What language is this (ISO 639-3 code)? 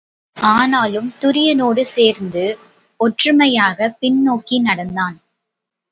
tam